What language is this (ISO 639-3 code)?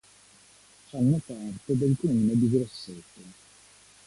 ita